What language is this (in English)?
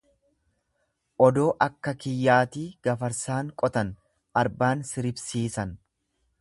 Oromo